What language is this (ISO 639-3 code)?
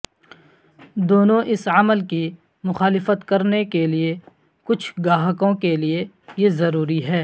urd